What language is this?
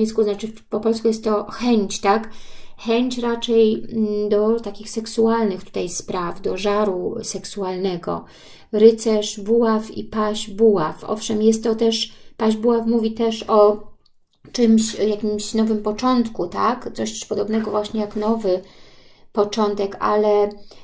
Polish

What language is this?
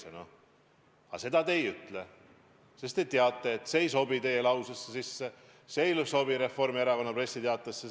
Estonian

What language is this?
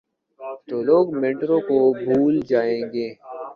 Urdu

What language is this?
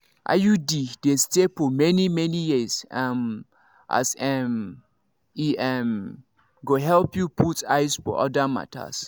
Nigerian Pidgin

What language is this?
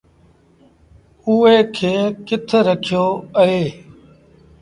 Sindhi Bhil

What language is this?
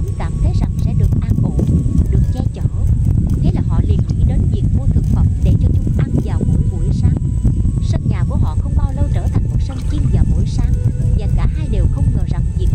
Vietnamese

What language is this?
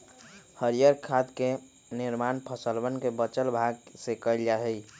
Magahi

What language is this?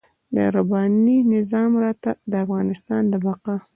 Pashto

